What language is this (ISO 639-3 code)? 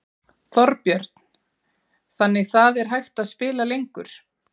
isl